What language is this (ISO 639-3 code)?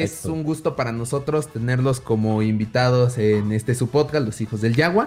spa